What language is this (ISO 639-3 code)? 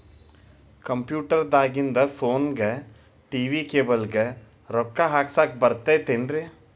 kan